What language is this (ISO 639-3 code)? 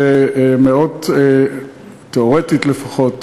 heb